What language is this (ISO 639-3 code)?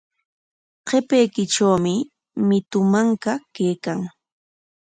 qwa